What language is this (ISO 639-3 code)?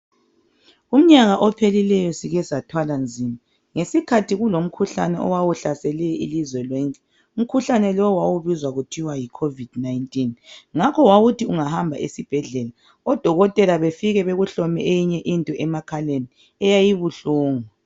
nde